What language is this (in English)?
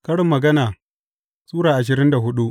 Hausa